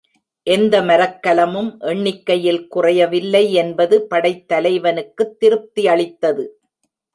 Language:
Tamil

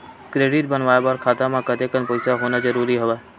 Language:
Chhattisgarhi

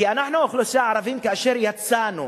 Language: Hebrew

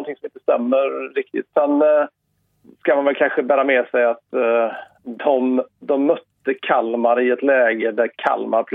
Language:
Swedish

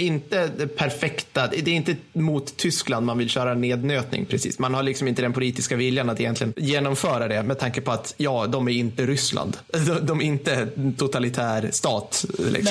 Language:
Swedish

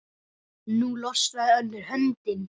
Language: Icelandic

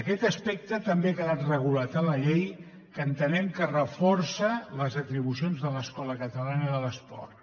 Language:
Catalan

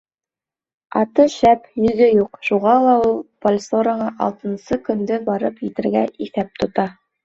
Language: Bashkir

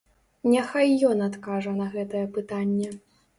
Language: Belarusian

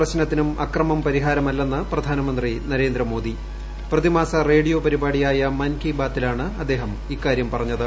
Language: Malayalam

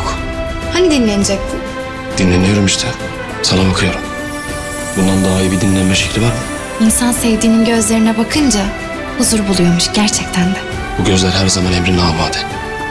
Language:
Turkish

